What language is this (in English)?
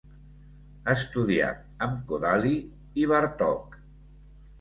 Catalan